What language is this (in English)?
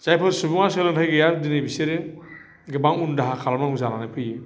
Bodo